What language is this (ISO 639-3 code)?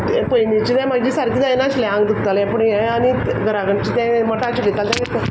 kok